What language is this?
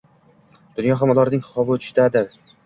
Uzbek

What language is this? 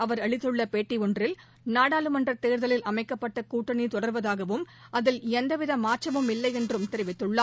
Tamil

